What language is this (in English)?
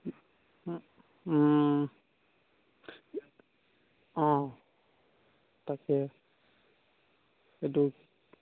Assamese